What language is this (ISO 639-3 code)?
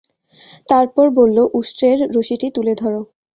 ben